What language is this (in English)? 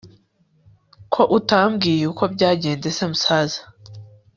Kinyarwanda